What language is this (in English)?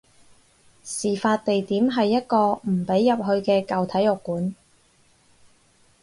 Cantonese